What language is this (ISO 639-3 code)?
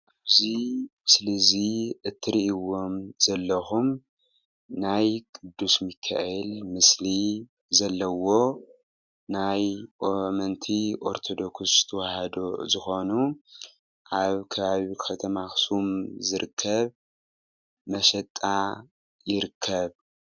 tir